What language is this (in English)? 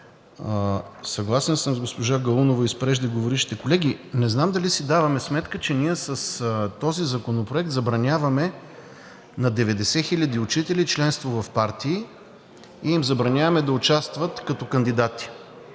Bulgarian